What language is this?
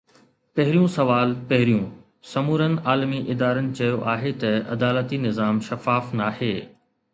Sindhi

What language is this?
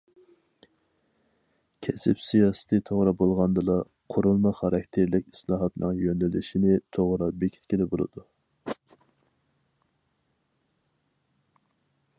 Uyghur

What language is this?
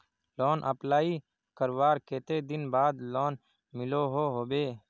Magahi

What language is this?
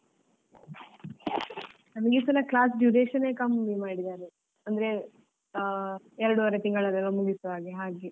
Kannada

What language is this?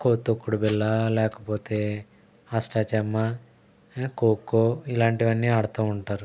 Telugu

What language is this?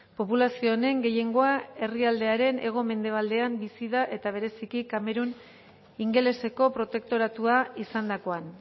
Basque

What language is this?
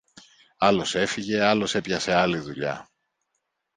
Greek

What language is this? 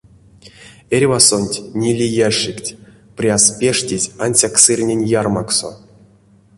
Erzya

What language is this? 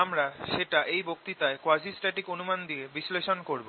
Bangla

